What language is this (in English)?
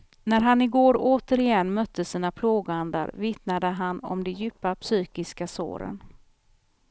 Swedish